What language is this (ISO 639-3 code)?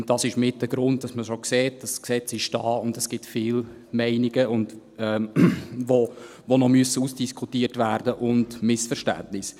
gsw